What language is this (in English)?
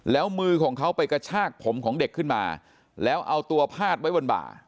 Thai